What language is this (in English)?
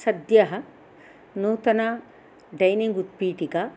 Sanskrit